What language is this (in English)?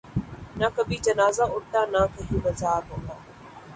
Urdu